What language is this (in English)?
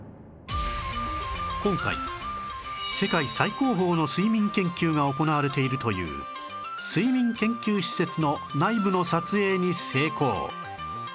Japanese